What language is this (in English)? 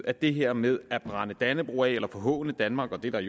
Danish